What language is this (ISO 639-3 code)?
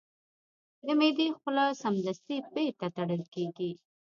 pus